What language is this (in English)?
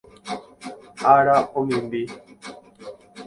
Guarani